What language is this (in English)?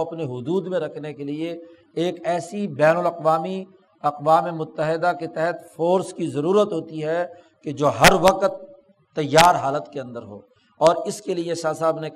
Urdu